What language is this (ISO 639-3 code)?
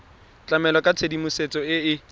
tsn